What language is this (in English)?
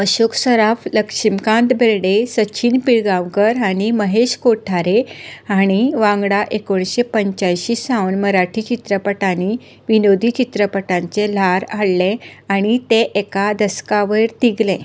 Konkani